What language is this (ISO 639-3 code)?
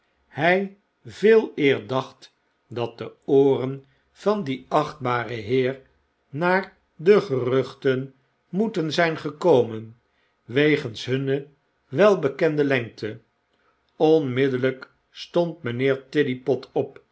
nld